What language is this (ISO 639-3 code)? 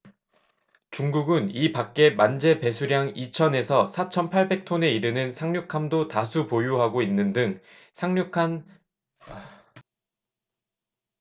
kor